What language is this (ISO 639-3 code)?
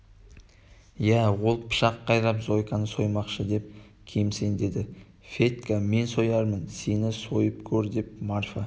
kaz